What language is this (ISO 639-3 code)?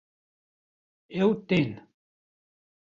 kur